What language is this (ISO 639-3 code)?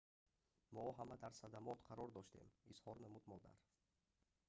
tgk